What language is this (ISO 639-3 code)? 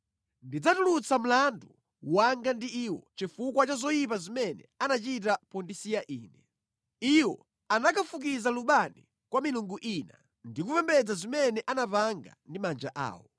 nya